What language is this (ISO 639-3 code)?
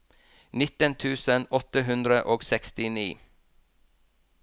nor